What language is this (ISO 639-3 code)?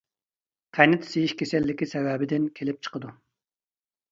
uig